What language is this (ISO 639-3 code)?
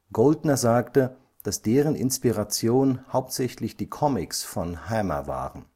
deu